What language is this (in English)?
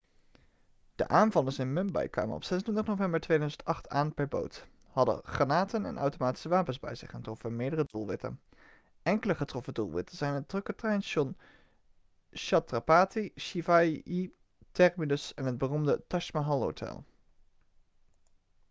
Dutch